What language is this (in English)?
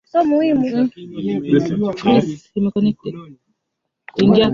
Swahili